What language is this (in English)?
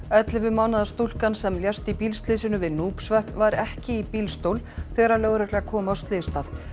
Icelandic